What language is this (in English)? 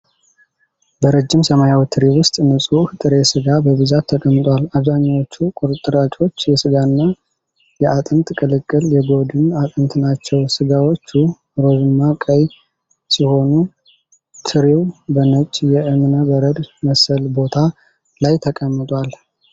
Amharic